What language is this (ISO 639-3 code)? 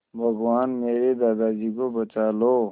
hin